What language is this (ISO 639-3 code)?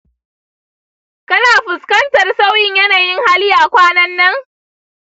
hau